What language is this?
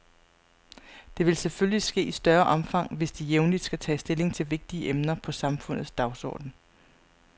Danish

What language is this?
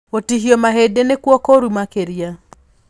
Kikuyu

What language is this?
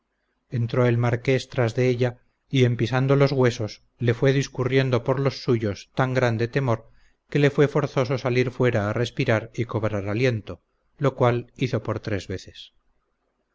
Spanish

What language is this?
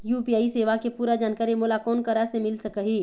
Chhattisgarhi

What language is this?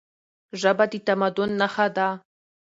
Pashto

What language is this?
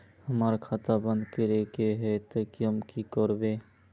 Magahi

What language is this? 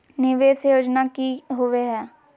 Magahi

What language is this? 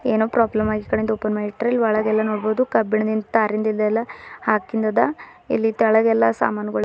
Kannada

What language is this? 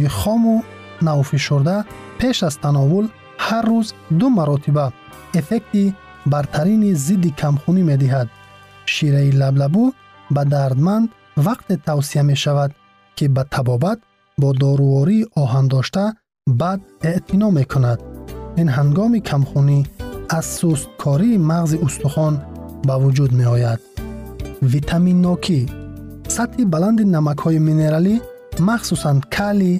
Persian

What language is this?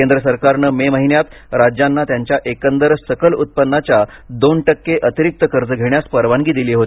Marathi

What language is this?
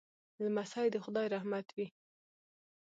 Pashto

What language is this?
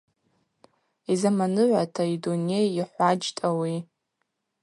Abaza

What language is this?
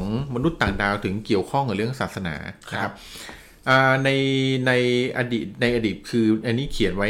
Thai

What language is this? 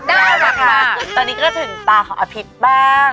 Thai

